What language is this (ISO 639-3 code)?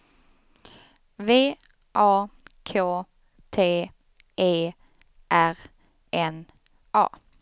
swe